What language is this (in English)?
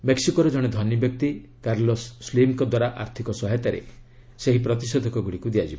Odia